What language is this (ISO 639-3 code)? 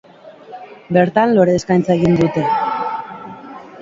eus